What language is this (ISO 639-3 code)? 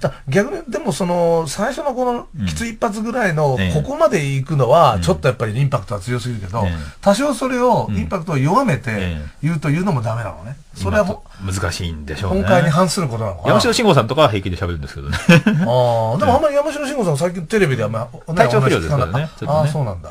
jpn